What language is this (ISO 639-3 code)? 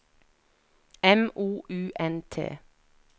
nor